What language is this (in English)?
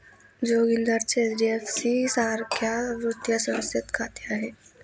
Marathi